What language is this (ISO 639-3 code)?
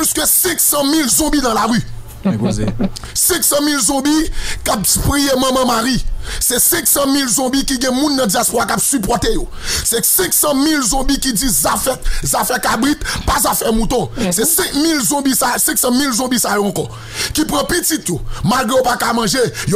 fra